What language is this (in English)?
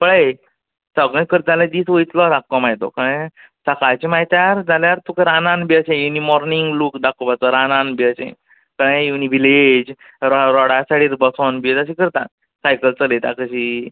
Konkani